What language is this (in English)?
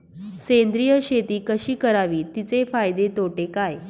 Marathi